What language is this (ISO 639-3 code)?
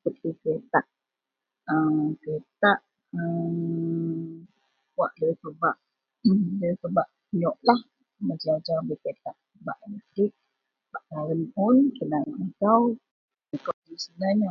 mel